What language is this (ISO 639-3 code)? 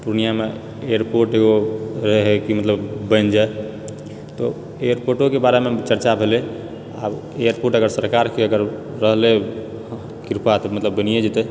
mai